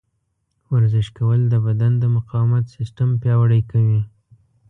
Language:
Pashto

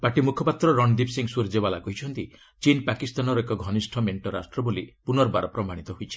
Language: Odia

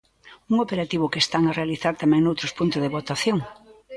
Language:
Galician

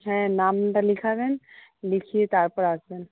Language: Bangla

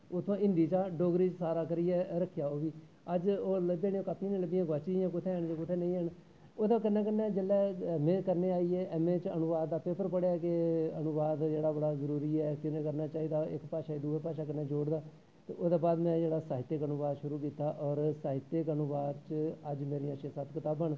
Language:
Dogri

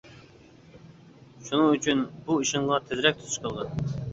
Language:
Uyghur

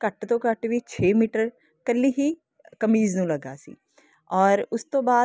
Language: Punjabi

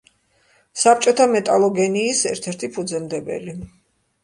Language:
Georgian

